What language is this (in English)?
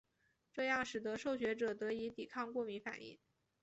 Chinese